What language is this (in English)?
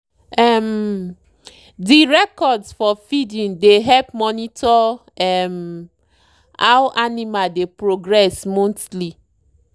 Nigerian Pidgin